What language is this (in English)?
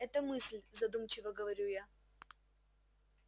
Russian